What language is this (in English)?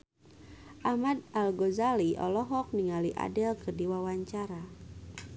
Sundanese